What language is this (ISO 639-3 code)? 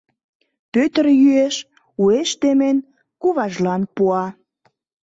chm